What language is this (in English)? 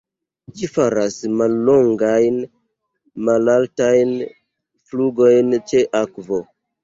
Esperanto